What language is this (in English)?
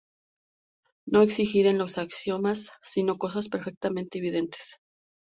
Spanish